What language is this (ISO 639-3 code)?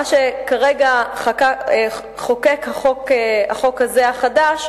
heb